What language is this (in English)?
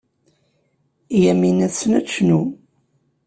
Kabyle